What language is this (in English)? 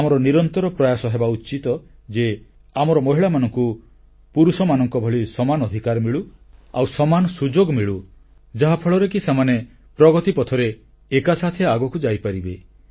Odia